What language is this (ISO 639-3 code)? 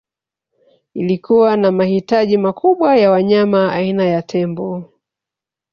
swa